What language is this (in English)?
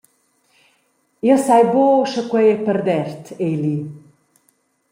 Romansh